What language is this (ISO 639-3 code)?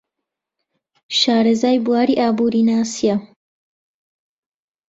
ckb